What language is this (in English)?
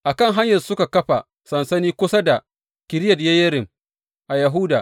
Hausa